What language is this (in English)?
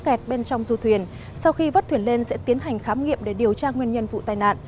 Vietnamese